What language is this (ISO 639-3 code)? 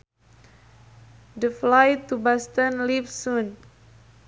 sun